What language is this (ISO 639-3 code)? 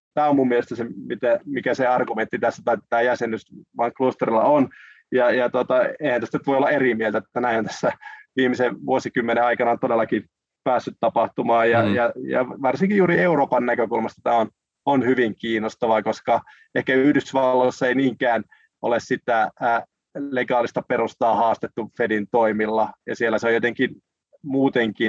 fin